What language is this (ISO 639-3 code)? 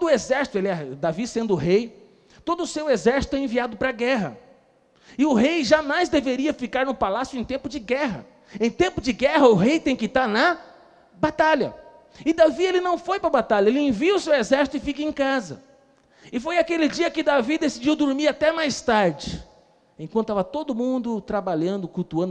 por